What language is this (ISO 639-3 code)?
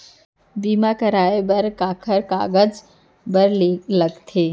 hne